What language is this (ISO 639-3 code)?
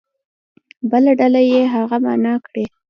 pus